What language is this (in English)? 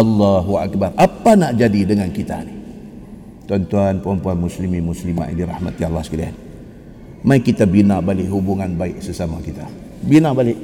Malay